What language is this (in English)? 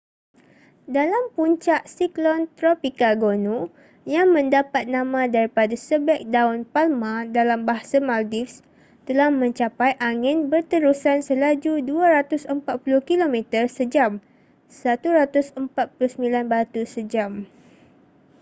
Malay